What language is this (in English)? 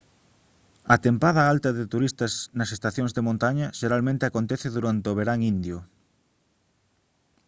Galician